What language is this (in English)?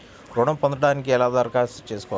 Telugu